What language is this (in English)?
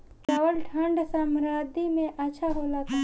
Bhojpuri